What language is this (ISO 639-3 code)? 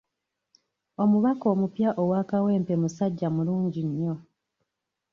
lug